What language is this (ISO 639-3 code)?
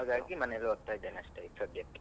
kan